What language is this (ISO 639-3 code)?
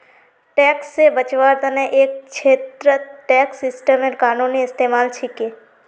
mag